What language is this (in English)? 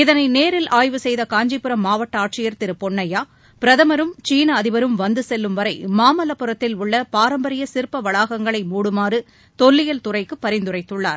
Tamil